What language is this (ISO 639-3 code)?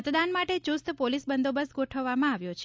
guj